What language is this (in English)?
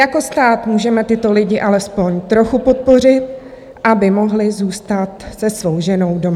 Czech